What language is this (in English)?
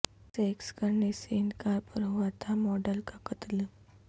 Urdu